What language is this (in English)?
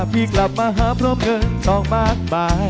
Thai